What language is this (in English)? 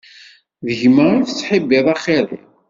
Kabyle